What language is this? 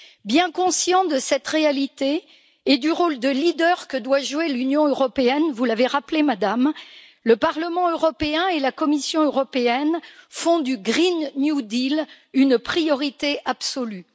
French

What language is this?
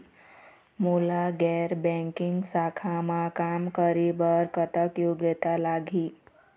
Chhattisgarhi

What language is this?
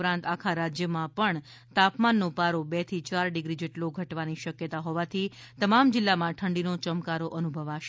Gujarati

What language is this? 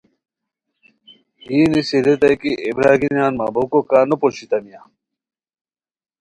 Khowar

